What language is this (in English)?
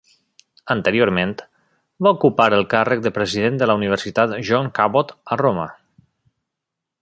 Catalan